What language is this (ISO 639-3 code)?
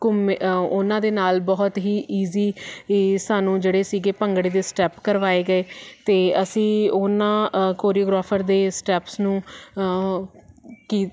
pan